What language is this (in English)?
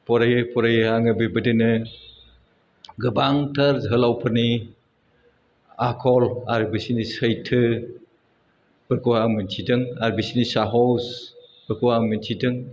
Bodo